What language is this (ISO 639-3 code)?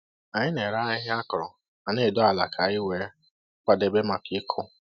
ibo